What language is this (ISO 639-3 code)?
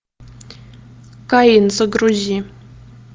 rus